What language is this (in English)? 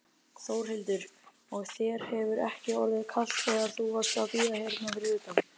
Icelandic